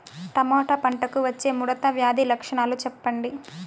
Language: Telugu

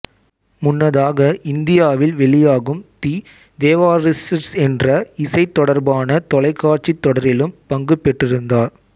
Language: Tamil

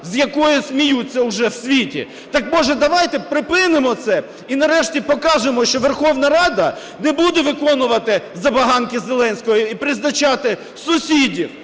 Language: Ukrainian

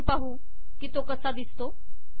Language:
Marathi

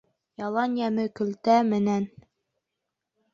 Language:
Bashkir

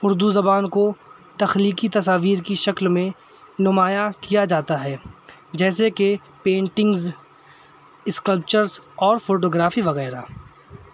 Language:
Urdu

